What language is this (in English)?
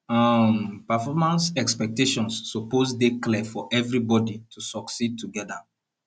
Nigerian Pidgin